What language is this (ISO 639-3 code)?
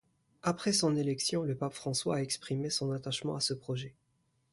fra